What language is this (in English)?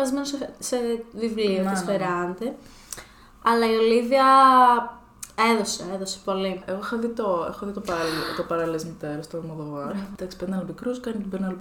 Greek